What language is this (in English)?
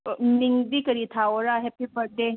Manipuri